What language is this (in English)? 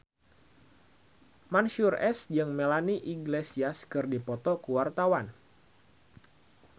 Sundanese